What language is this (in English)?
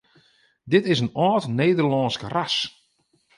Western Frisian